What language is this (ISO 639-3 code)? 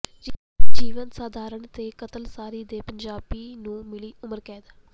pan